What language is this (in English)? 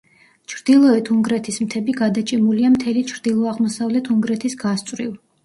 Georgian